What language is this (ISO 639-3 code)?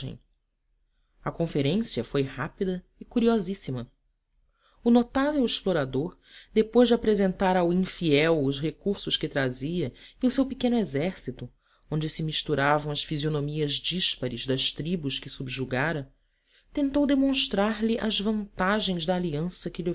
por